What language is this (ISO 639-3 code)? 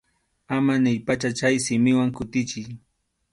qxu